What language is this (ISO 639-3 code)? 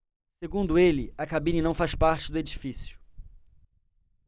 por